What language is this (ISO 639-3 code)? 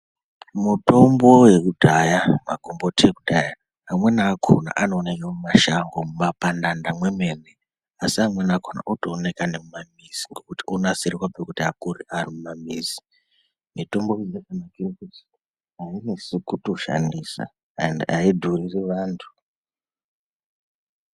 ndc